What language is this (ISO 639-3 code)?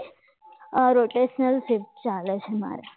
guj